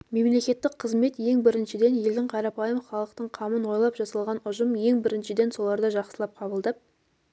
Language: Kazakh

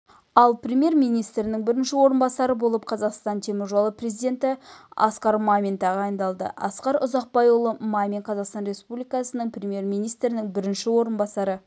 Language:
Kazakh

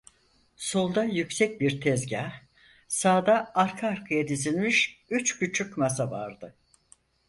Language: Turkish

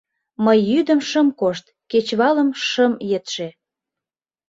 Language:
Mari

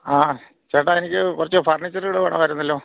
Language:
Malayalam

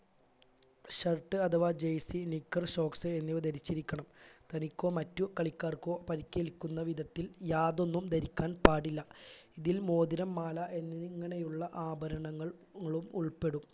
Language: Malayalam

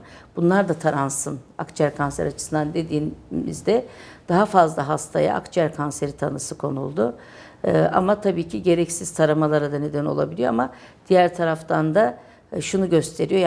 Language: Turkish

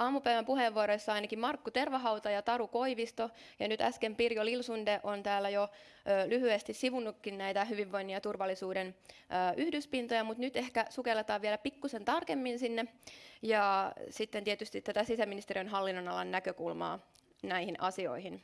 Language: Finnish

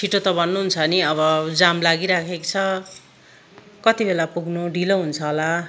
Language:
Nepali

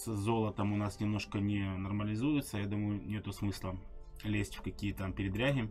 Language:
Russian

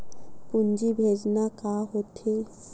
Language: Chhattisgarhi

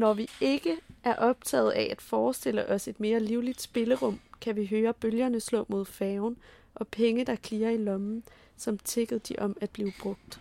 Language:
Danish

